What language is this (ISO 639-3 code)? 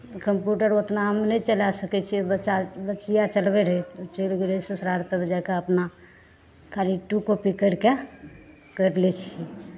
mai